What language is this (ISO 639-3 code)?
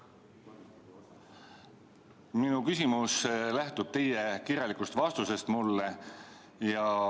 est